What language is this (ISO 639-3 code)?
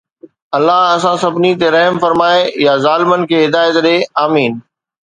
snd